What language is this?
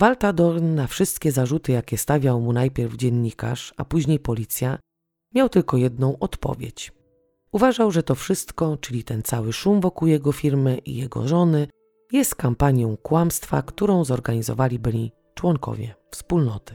Polish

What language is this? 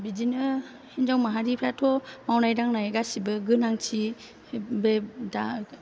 Bodo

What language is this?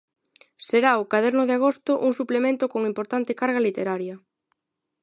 Galician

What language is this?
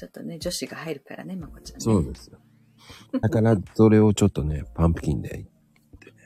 Japanese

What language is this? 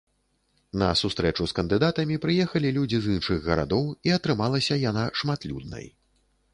Belarusian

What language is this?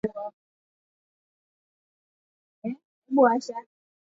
Swahili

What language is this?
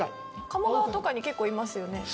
Japanese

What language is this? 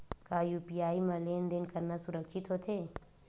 Chhattisgarhi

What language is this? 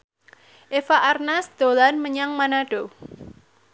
Javanese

